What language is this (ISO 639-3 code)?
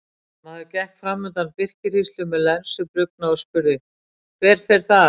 isl